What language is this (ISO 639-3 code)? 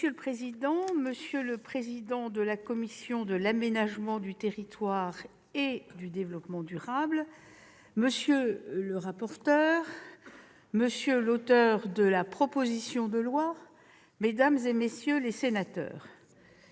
fra